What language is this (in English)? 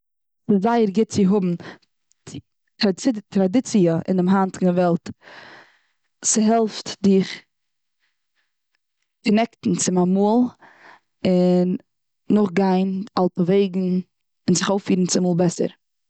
Yiddish